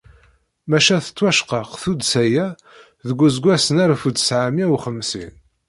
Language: Kabyle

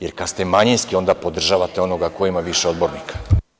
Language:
Serbian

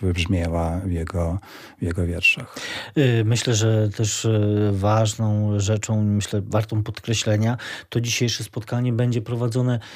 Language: Polish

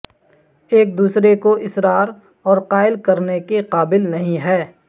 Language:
Urdu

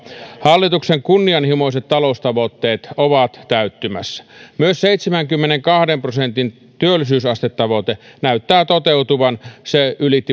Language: Finnish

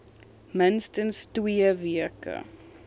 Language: Afrikaans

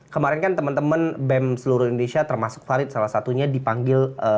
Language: Indonesian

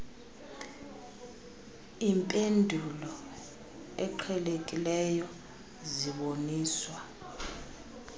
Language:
Xhosa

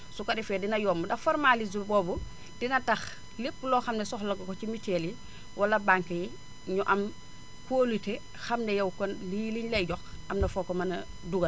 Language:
Wolof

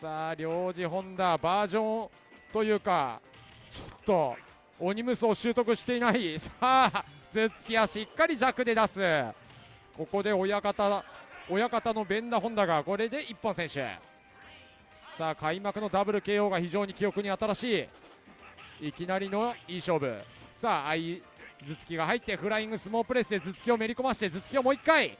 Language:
Japanese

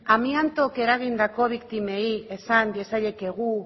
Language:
Basque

